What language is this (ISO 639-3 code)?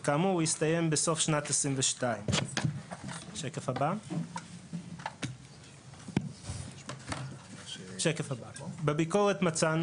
heb